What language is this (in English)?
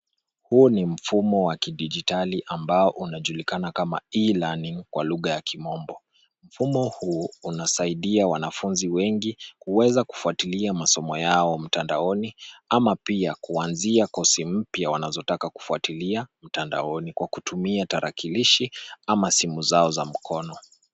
Swahili